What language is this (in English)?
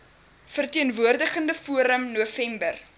Afrikaans